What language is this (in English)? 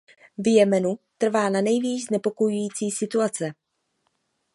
Czech